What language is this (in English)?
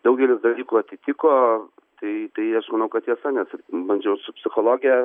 Lithuanian